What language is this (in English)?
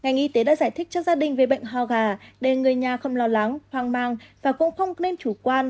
Vietnamese